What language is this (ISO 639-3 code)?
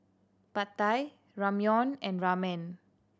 eng